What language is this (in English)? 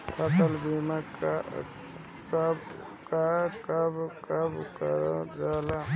Bhojpuri